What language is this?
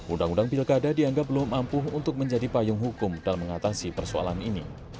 Indonesian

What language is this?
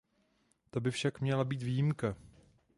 Czech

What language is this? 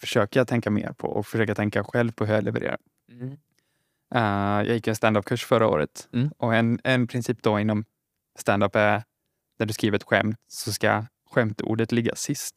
Swedish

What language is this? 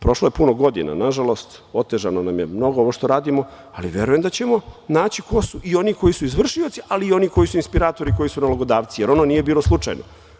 Serbian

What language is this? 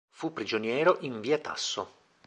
Italian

